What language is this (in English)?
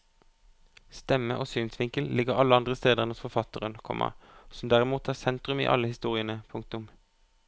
Norwegian